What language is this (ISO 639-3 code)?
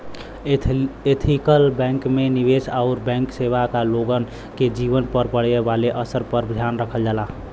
bho